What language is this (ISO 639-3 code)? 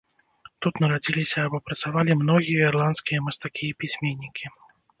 bel